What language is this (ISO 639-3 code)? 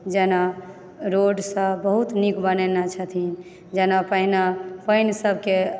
mai